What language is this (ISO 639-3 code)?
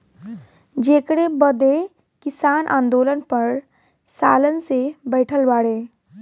bho